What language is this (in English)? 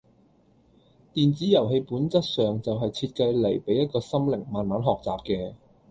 Cantonese